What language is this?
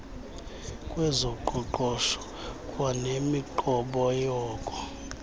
Xhosa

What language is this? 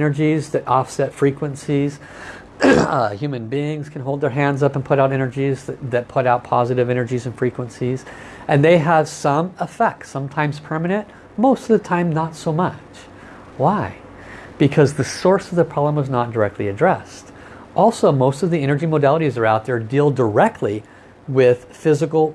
English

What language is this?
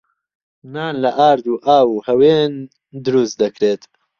Central Kurdish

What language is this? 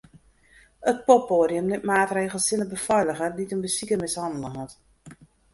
Western Frisian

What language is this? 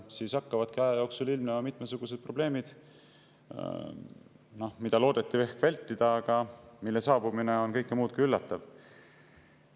Estonian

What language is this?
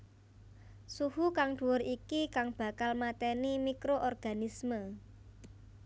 Javanese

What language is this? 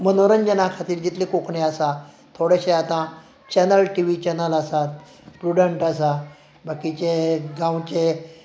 Konkani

